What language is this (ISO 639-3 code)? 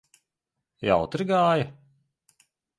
lav